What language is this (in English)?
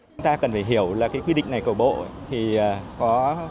Vietnamese